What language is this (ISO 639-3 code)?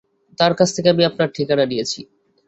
ben